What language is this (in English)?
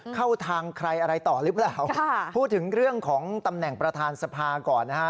Thai